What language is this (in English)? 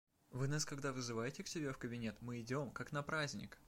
Russian